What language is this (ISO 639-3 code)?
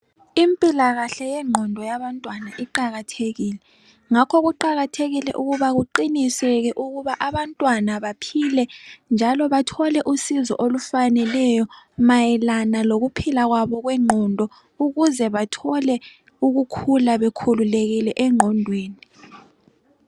nde